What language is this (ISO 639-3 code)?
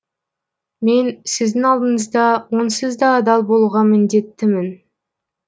kaz